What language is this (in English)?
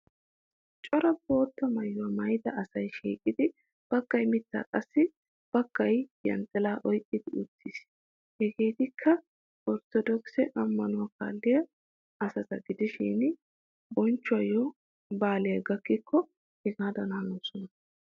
Wolaytta